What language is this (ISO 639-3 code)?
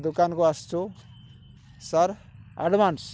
ori